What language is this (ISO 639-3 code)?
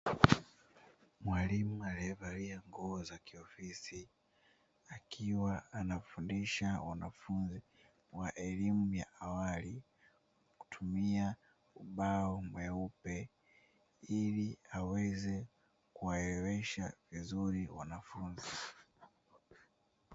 swa